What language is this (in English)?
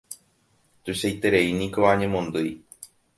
Guarani